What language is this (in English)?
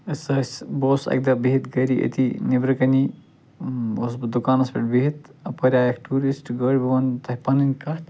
Kashmiri